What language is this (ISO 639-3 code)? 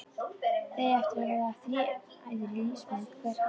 isl